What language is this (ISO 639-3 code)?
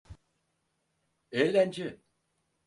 tur